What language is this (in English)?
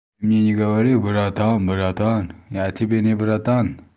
Russian